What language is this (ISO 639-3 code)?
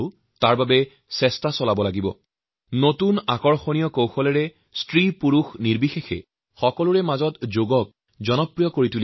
asm